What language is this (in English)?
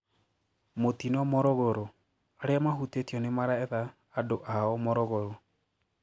Kikuyu